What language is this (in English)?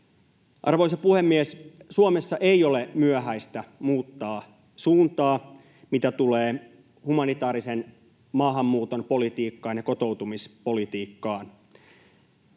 Finnish